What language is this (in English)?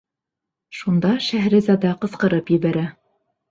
Bashkir